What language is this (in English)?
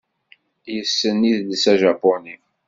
Kabyle